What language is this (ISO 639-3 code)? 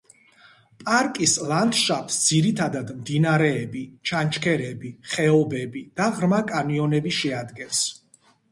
kat